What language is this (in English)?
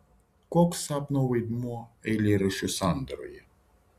Lithuanian